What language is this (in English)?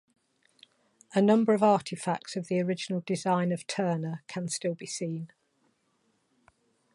English